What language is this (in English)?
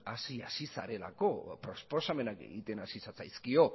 Basque